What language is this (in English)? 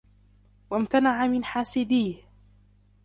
Arabic